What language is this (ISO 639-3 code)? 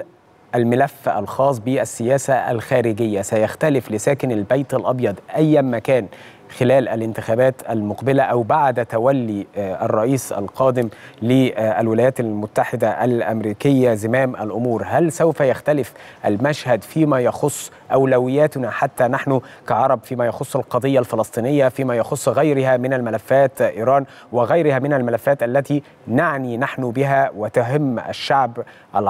ara